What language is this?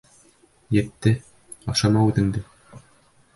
Bashkir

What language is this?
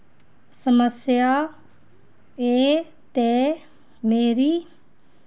Dogri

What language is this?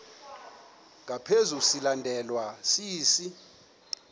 Xhosa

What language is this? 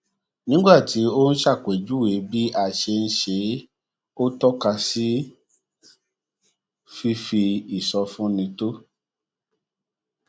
Yoruba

